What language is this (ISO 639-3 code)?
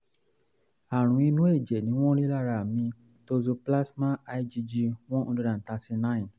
yor